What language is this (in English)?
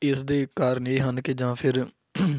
Punjabi